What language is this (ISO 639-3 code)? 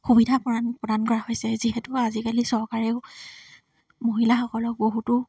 asm